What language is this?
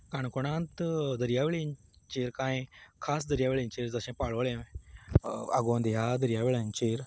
Konkani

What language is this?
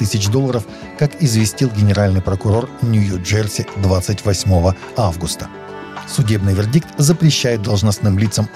Russian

